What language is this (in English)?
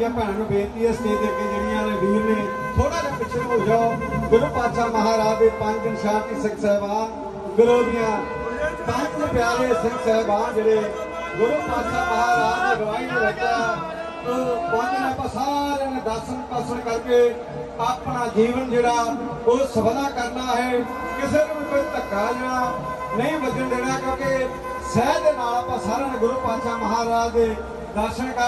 Punjabi